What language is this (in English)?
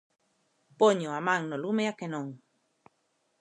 Galician